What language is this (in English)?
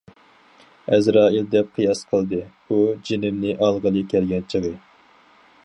Uyghur